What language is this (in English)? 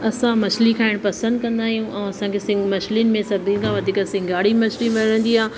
Sindhi